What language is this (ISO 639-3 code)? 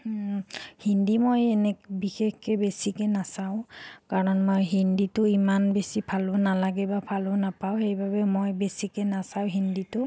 asm